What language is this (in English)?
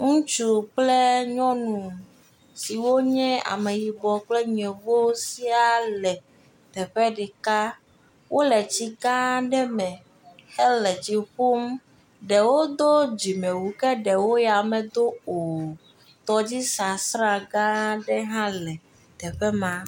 Ewe